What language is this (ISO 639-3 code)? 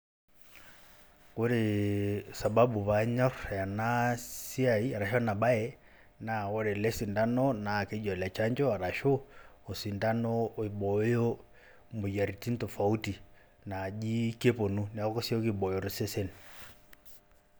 mas